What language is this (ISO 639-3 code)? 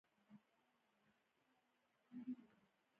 pus